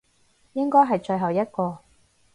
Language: Cantonese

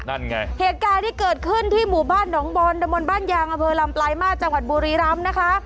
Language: Thai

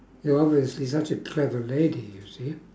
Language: English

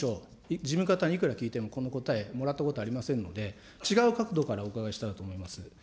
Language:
Japanese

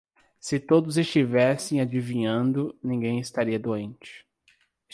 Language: Portuguese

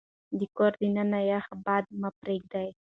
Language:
Pashto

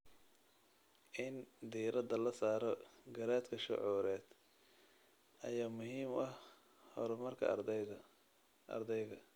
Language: Somali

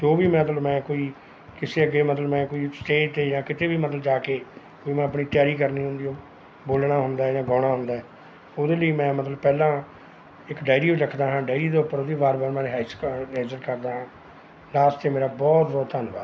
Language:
Punjabi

